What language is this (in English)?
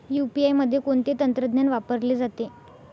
Marathi